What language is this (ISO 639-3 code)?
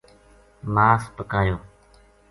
gju